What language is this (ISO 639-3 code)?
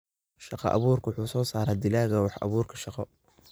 som